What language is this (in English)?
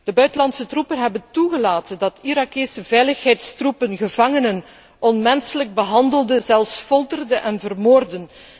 Dutch